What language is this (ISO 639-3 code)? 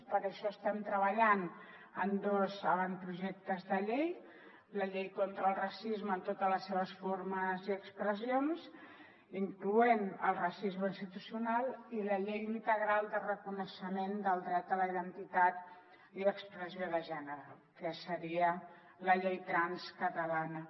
cat